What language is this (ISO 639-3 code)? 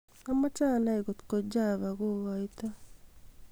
kln